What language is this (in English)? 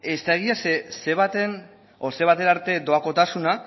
Basque